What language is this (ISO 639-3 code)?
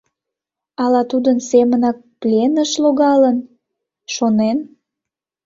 chm